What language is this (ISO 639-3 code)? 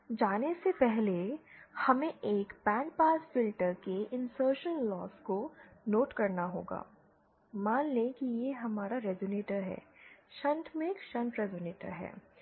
hin